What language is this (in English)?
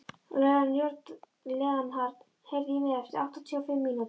Icelandic